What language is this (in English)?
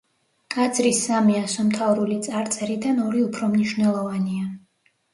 Georgian